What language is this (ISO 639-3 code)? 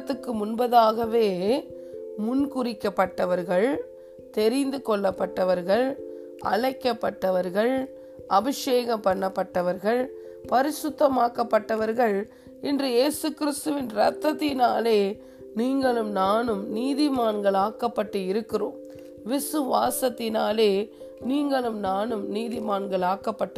tam